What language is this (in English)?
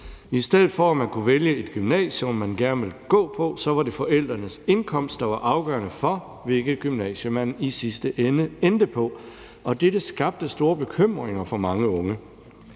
Danish